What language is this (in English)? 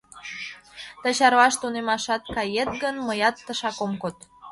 Mari